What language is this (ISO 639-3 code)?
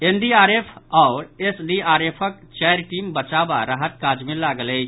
mai